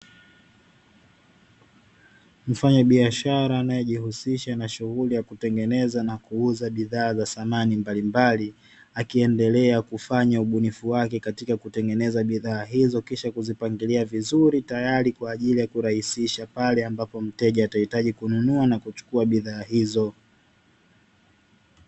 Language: Swahili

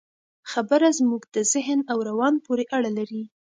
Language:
Pashto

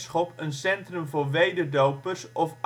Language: Dutch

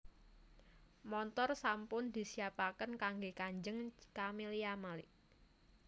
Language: Javanese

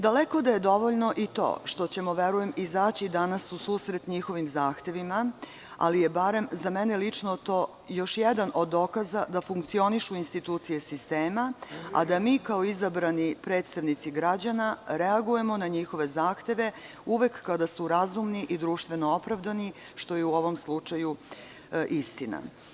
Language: Serbian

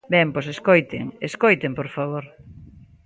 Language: Galician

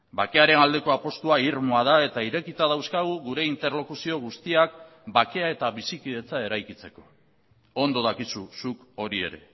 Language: Basque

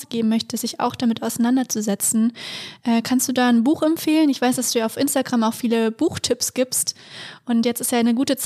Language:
German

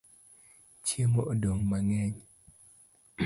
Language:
Luo (Kenya and Tanzania)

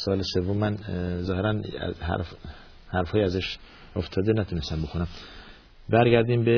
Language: Persian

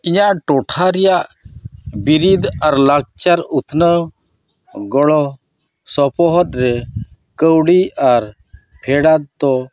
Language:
Santali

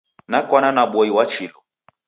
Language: Taita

